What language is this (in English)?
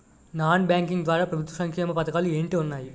Telugu